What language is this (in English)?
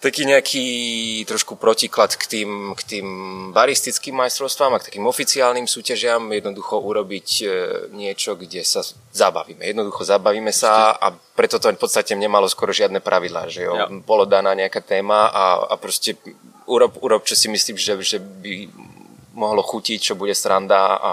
Czech